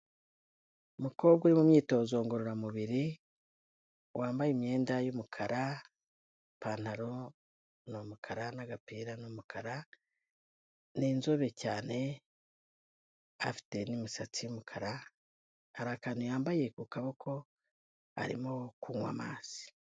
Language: Kinyarwanda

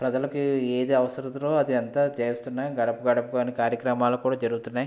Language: Telugu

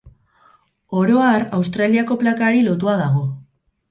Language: Basque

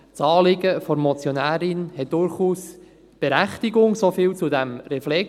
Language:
Swiss German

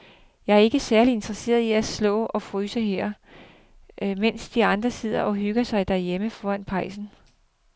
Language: Danish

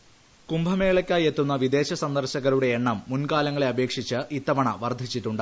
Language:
Malayalam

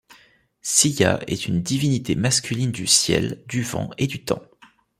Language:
French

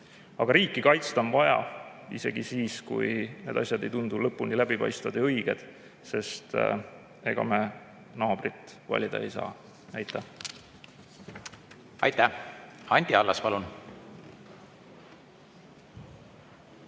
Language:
Estonian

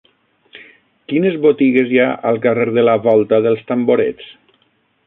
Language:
Catalan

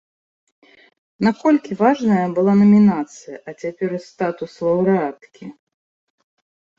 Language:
Belarusian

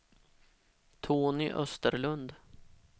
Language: Swedish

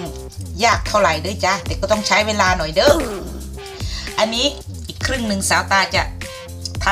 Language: Thai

